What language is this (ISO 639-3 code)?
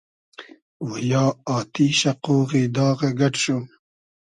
haz